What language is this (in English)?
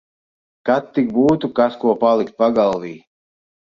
Latvian